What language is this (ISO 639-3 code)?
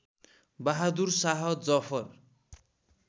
nep